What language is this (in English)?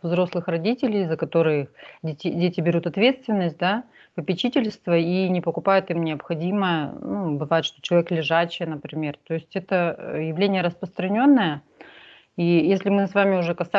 Russian